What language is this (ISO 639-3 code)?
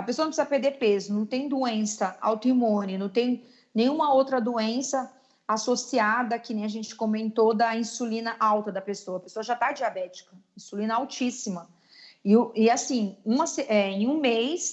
por